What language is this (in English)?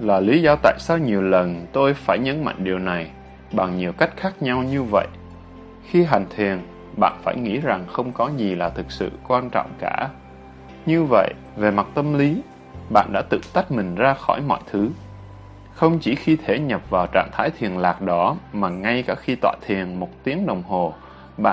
Vietnamese